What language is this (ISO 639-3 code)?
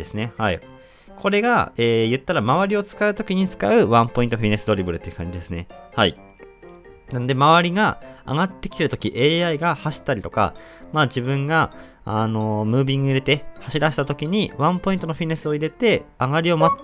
jpn